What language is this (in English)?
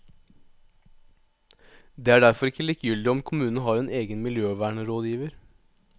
Norwegian